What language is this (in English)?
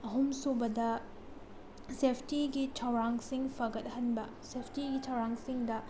Manipuri